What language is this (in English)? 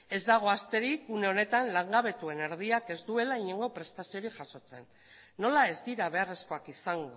Basque